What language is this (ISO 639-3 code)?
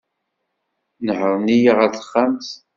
kab